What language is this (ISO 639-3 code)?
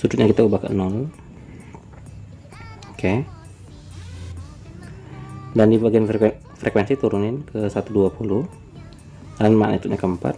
ind